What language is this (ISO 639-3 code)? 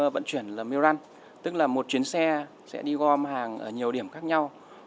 vie